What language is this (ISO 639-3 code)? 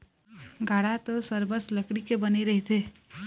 hne